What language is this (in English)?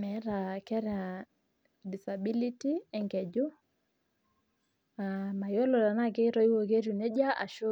Masai